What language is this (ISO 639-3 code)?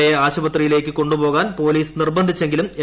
mal